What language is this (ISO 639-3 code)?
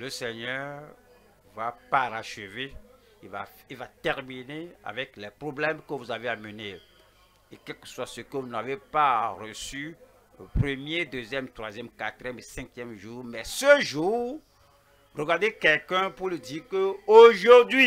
fra